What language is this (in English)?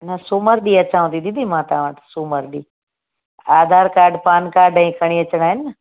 Sindhi